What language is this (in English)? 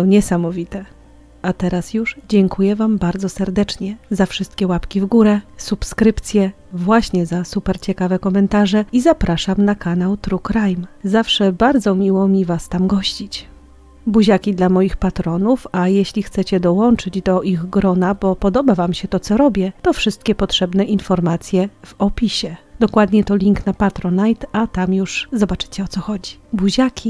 Polish